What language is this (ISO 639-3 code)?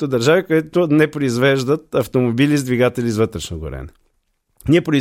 bul